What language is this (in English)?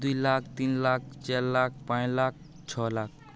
Odia